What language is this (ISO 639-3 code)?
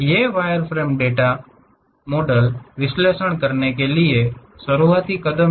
hin